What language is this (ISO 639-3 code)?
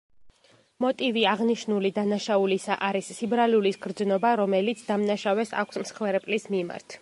kat